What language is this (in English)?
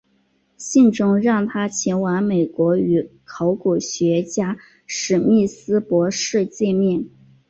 Chinese